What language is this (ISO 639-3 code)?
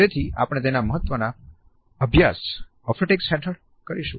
guj